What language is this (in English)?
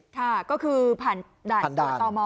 Thai